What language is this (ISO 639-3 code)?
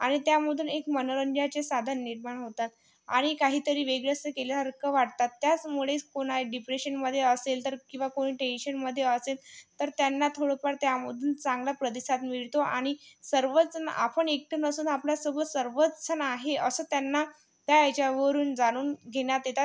mar